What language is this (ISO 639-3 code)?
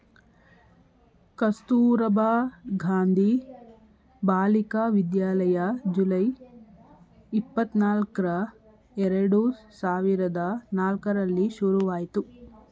kan